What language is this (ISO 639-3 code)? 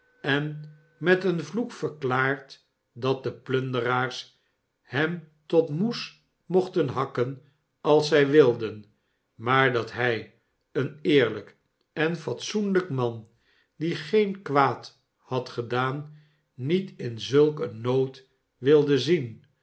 nld